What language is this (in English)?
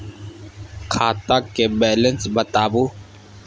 Maithili